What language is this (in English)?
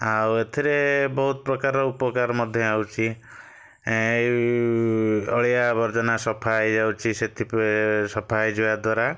Odia